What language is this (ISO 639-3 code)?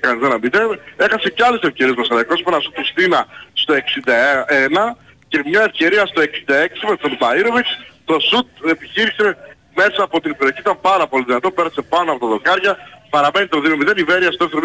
ell